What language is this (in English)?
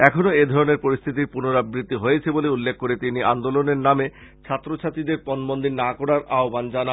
Bangla